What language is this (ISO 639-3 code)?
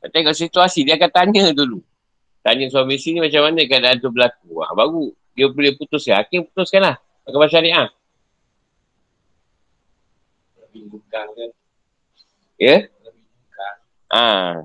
msa